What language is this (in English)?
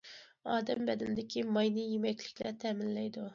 Uyghur